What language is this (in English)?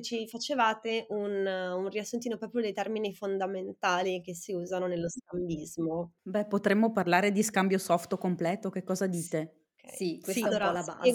Italian